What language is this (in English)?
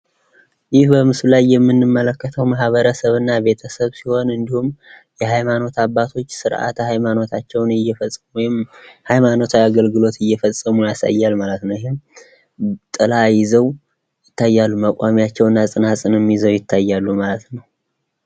Amharic